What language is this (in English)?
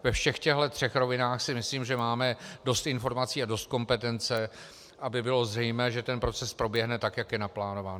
Czech